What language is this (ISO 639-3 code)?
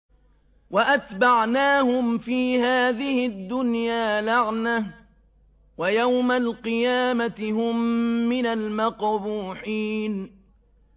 ara